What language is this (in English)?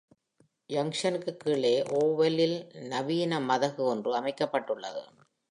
Tamil